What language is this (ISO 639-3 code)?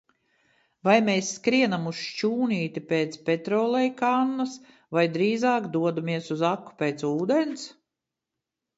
lav